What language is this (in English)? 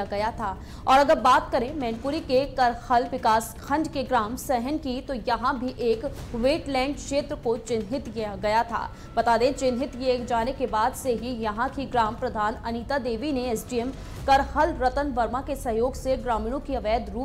Hindi